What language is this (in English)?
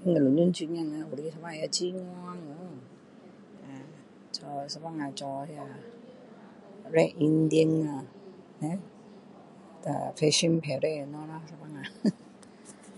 Min Dong Chinese